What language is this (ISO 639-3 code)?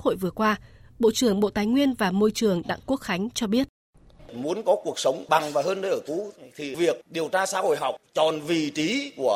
vie